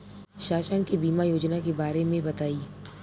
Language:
Bhojpuri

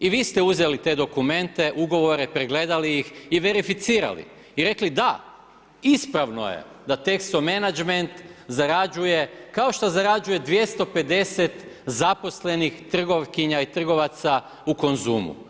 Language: Croatian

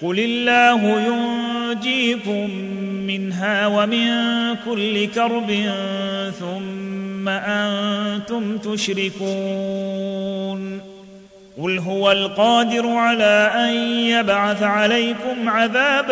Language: Arabic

